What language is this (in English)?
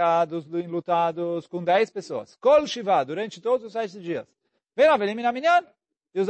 Portuguese